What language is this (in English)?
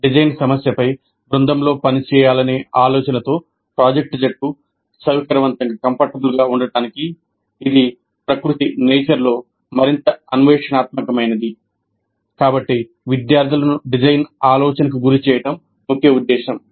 Telugu